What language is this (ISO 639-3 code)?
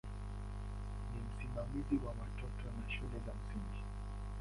swa